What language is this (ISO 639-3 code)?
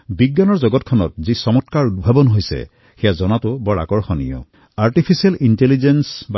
asm